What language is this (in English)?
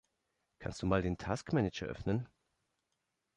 German